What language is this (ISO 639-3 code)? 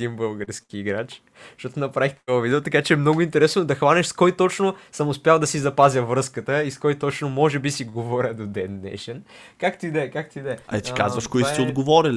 bul